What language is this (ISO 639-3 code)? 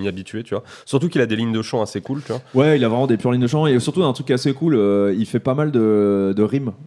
fra